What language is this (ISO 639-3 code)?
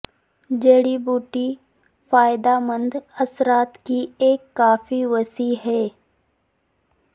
urd